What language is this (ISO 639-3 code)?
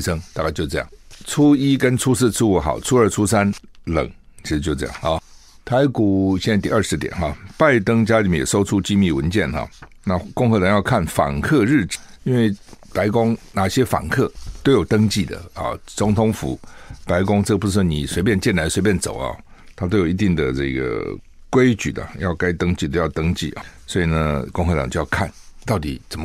zho